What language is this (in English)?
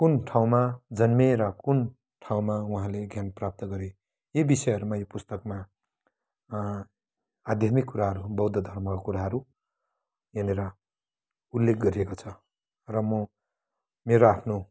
Nepali